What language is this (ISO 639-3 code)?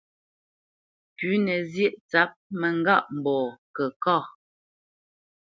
bce